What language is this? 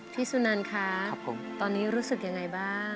Thai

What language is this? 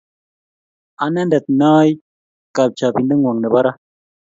Kalenjin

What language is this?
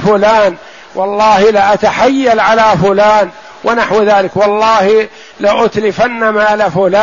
Arabic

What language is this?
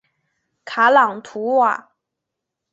Chinese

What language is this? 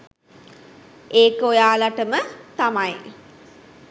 Sinhala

